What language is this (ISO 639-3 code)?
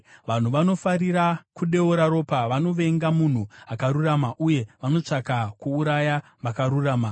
sna